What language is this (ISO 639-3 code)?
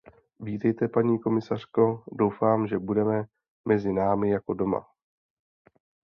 ces